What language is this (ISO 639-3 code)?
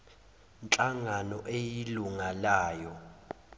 zul